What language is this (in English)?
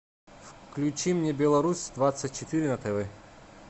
Russian